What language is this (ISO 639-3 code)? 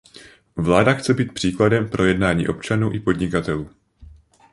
ces